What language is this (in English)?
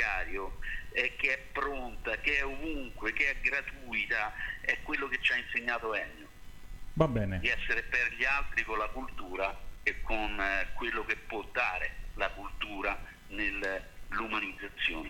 Italian